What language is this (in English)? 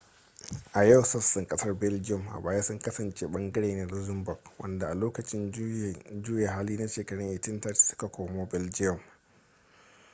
Hausa